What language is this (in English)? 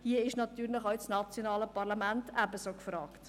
Swiss German